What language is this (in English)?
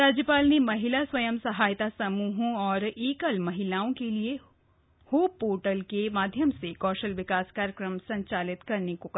Hindi